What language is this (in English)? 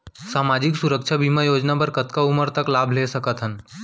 Chhattisgarhi